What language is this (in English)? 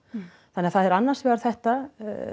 Icelandic